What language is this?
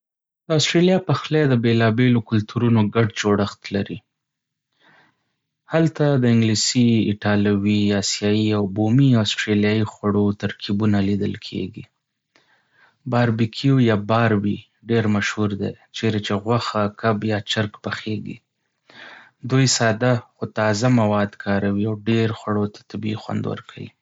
Pashto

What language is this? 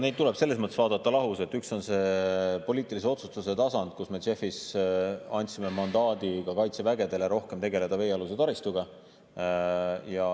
Estonian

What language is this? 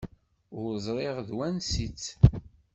Kabyle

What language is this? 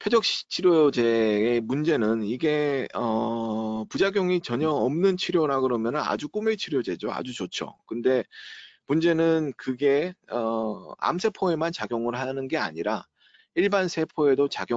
Korean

